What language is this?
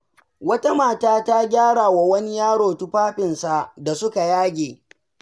Hausa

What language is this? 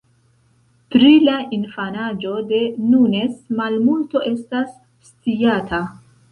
Esperanto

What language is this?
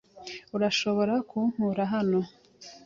Kinyarwanda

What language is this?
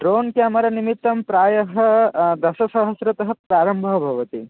Sanskrit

